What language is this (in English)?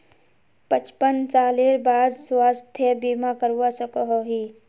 Magahi